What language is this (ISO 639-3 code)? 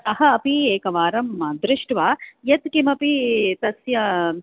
san